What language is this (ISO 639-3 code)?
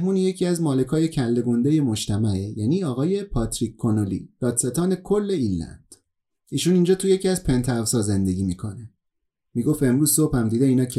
fas